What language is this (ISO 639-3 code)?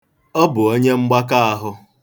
ibo